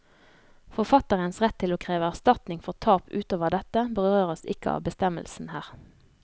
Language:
Norwegian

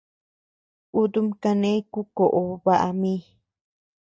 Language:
Tepeuxila Cuicatec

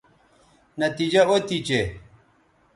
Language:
Bateri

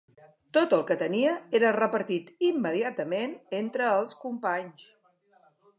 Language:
Catalan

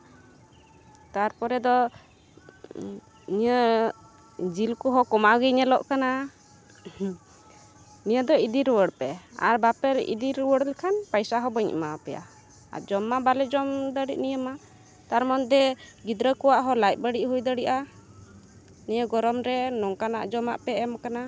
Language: Santali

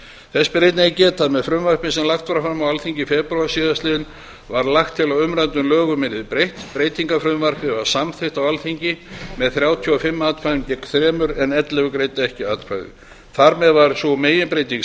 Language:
Icelandic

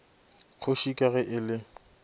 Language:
Northern Sotho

